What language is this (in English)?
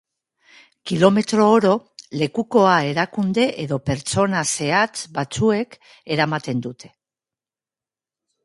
Basque